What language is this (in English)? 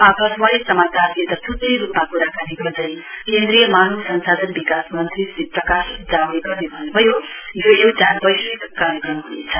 Nepali